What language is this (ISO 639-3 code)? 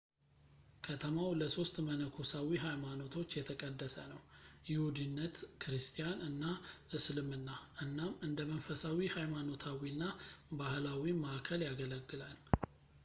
amh